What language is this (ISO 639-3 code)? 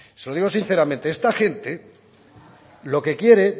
spa